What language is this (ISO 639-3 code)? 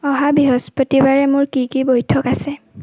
asm